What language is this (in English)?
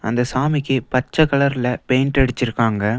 Tamil